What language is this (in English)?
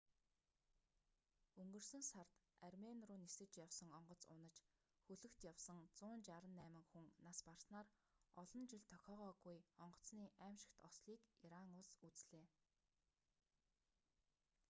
Mongolian